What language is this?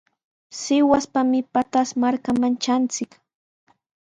Sihuas Ancash Quechua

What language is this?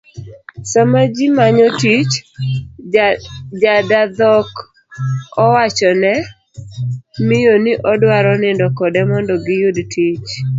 Luo (Kenya and Tanzania)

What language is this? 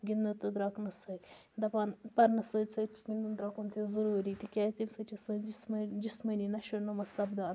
Kashmiri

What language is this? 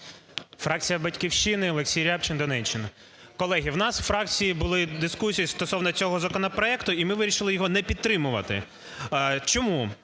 Ukrainian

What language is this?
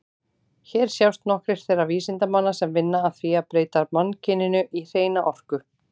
Icelandic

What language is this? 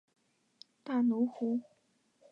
Chinese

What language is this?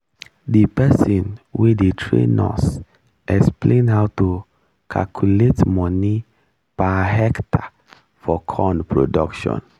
Nigerian Pidgin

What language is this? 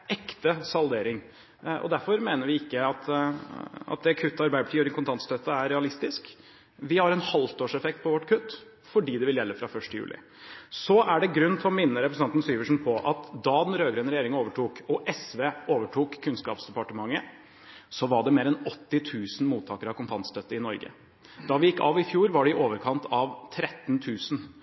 Norwegian Bokmål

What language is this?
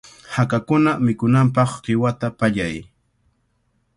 Cajatambo North Lima Quechua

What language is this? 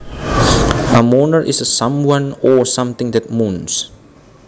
Javanese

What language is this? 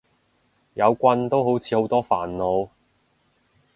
Cantonese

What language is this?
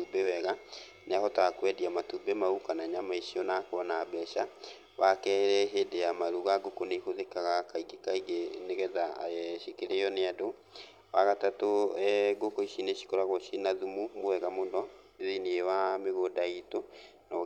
Kikuyu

